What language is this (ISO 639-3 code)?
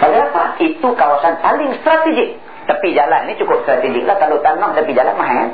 msa